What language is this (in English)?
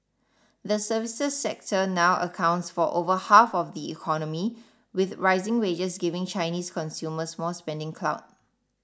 English